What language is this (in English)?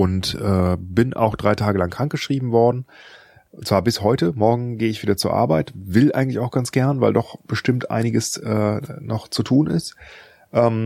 German